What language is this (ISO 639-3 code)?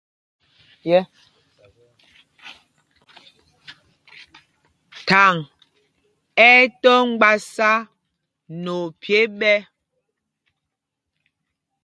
mgg